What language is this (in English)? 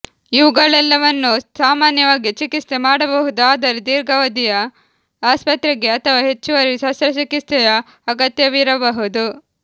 Kannada